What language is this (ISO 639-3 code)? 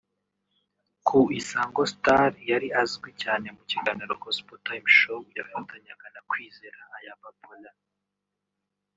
kin